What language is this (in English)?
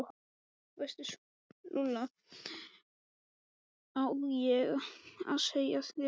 Icelandic